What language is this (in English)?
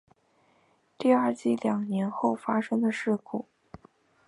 Chinese